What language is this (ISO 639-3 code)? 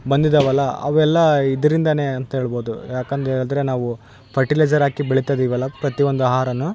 kan